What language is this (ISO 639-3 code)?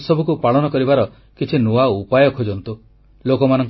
ori